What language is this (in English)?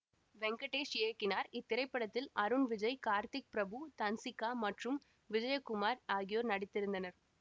Tamil